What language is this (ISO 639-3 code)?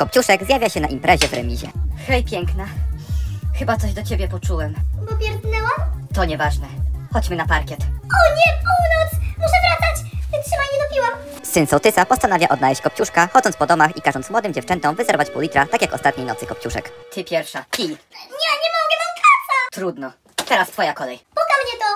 pol